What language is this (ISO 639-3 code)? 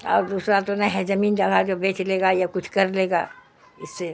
urd